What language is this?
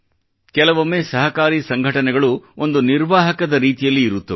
Kannada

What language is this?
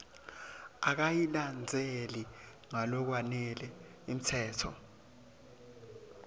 Swati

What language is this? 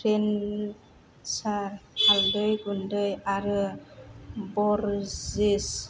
Bodo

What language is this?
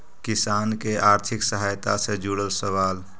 Magahi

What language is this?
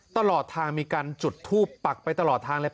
Thai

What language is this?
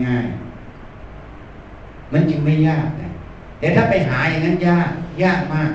Thai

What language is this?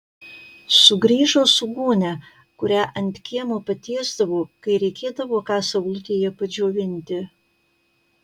Lithuanian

